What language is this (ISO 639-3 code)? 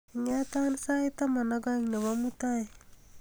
kln